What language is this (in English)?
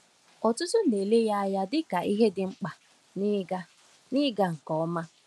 Igbo